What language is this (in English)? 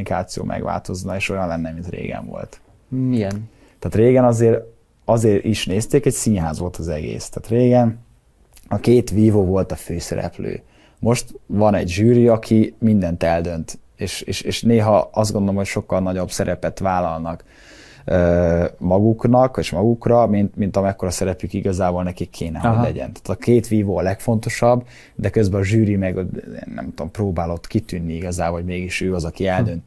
Hungarian